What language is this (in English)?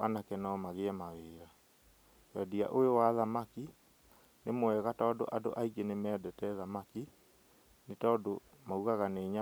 Kikuyu